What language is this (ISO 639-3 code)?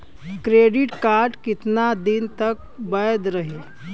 bho